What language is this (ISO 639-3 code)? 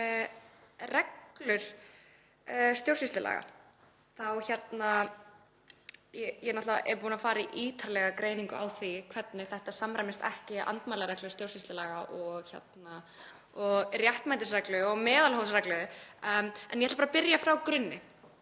isl